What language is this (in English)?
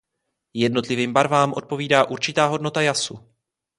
Czech